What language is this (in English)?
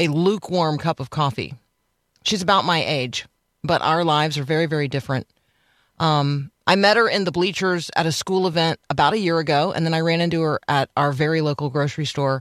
English